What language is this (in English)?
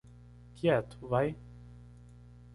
Portuguese